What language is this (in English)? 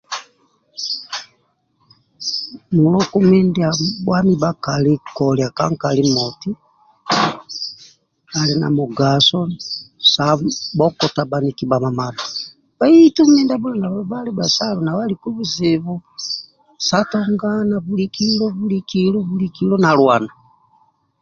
Amba (Uganda)